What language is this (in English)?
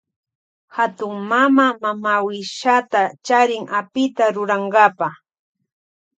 Loja Highland Quichua